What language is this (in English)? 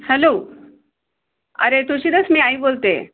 Marathi